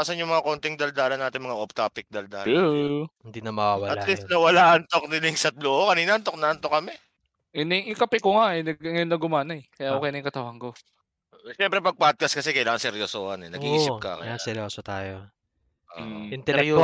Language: Filipino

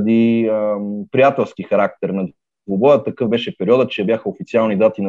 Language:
Bulgarian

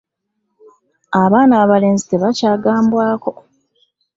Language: Ganda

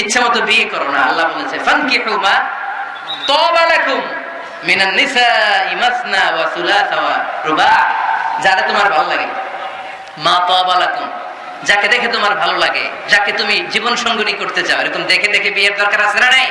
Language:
Bangla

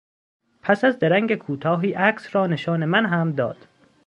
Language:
Persian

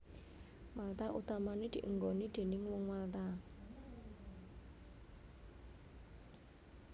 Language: Javanese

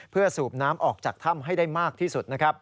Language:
Thai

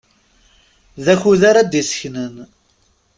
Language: Kabyle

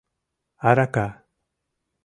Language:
Mari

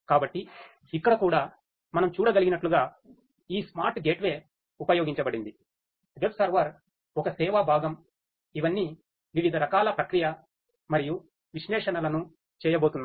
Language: Telugu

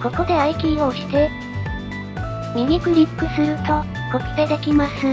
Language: Japanese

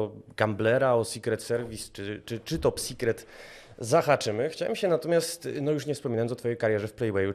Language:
Polish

